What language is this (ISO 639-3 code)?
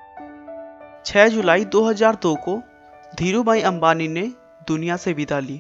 hin